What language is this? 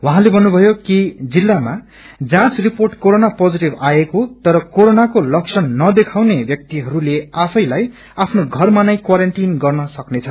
Nepali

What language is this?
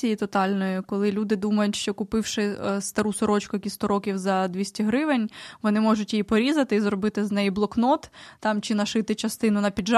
Ukrainian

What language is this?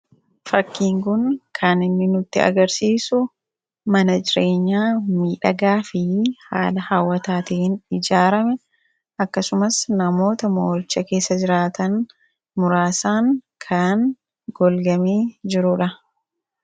Oromo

